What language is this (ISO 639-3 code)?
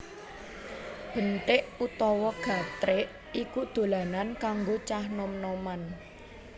jav